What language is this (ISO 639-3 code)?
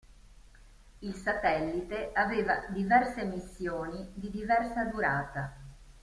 ita